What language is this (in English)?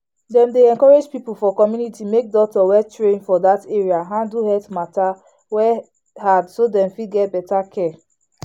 Nigerian Pidgin